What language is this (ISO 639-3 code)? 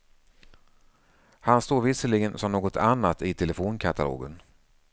swe